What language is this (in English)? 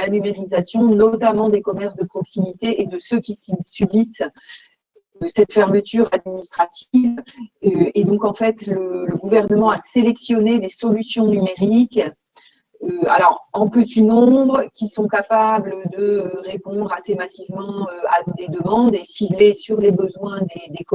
French